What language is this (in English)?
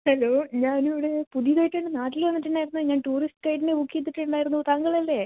Malayalam